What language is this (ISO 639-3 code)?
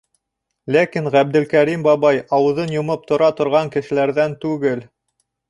bak